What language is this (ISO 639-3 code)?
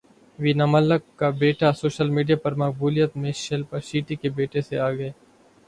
urd